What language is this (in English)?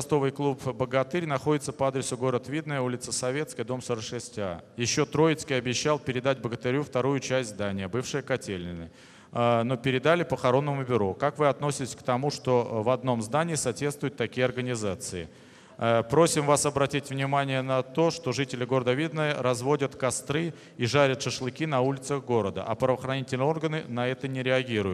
Russian